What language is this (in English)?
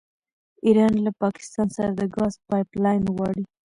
Pashto